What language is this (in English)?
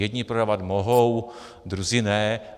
Czech